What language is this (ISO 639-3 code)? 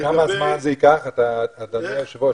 heb